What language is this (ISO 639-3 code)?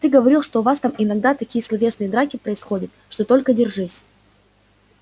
rus